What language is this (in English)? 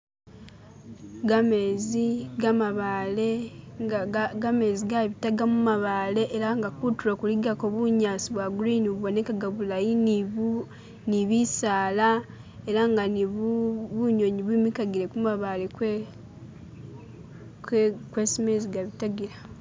Masaaba